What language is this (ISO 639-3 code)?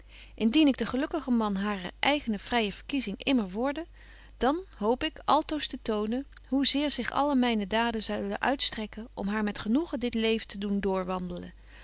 nld